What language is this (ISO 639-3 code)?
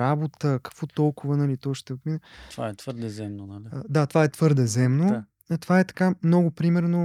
bul